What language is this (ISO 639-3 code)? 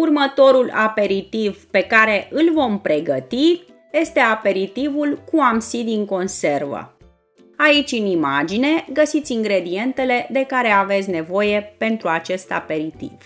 ron